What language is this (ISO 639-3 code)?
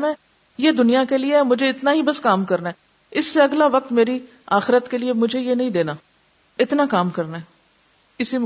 urd